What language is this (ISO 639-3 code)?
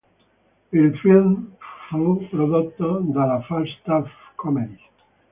ita